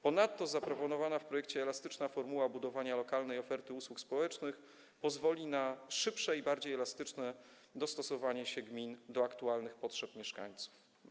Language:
Polish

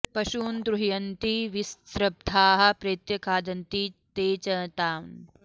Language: Sanskrit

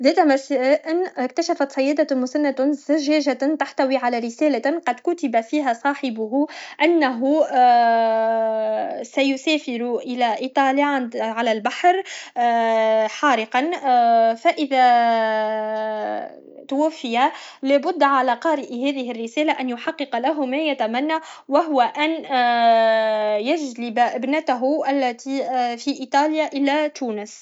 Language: Tunisian Arabic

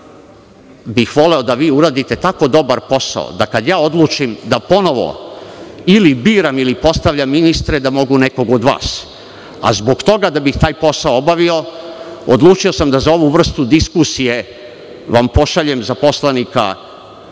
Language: Serbian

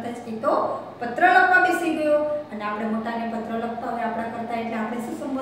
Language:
Hindi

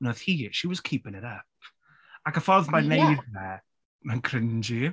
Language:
Welsh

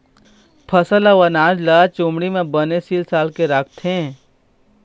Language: Chhattisgarhi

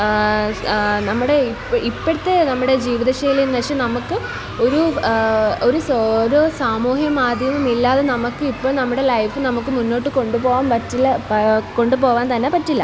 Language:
Malayalam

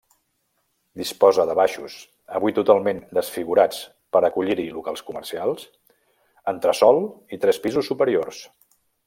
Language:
Catalan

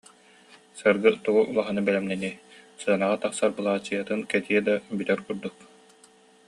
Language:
Yakut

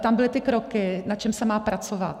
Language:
Czech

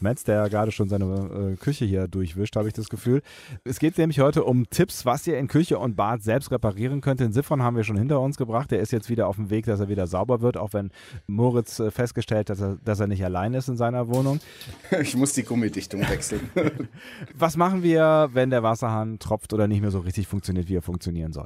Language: German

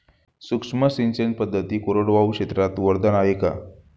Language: Marathi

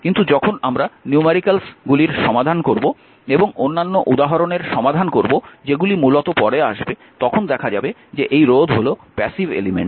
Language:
Bangla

